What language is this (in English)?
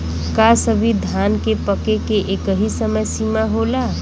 Bhojpuri